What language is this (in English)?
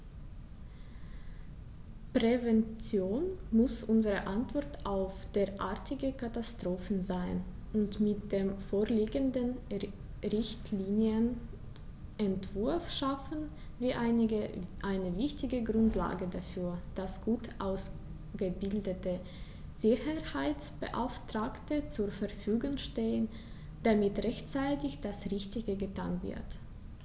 German